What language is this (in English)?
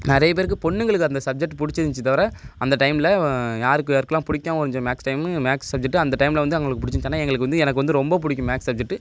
Tamil